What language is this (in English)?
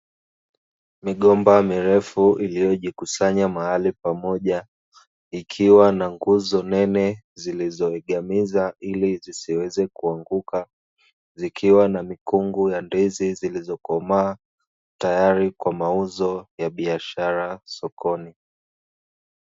Swahili